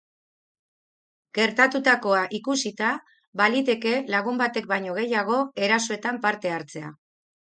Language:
Basque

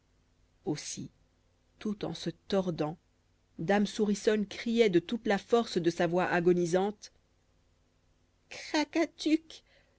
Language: French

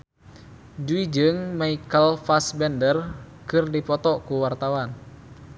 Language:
Sundanese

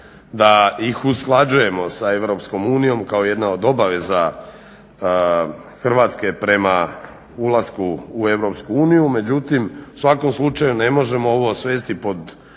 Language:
Croatian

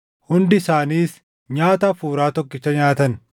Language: Oromo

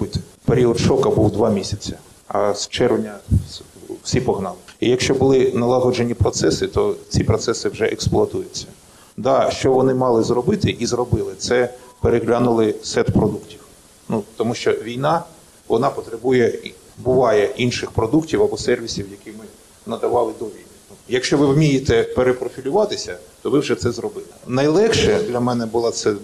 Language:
Ukrainian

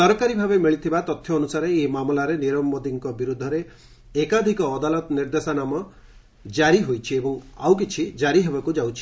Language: Odia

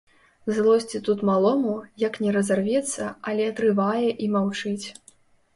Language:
Belarusian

